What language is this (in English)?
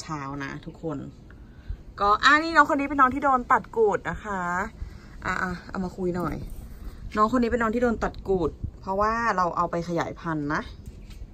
Thai